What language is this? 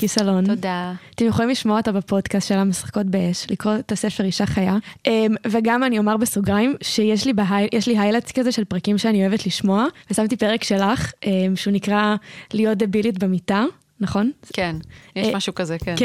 Hebrew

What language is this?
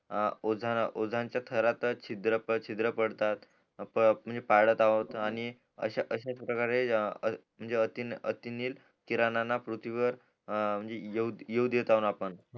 Marathi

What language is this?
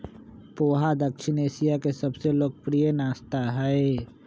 Magahi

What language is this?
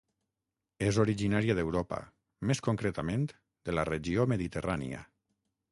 Catalan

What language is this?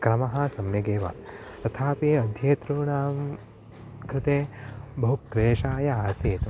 Sanskrit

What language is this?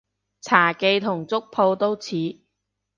Cantonese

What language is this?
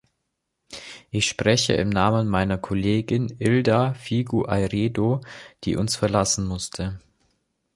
German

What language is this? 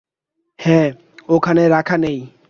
Bangla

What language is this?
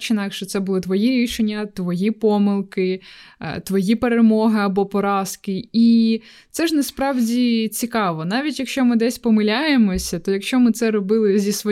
Ukrainian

